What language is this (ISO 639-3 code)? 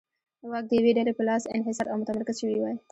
pus